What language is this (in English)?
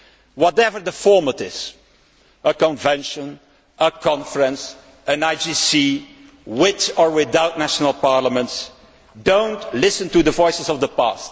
English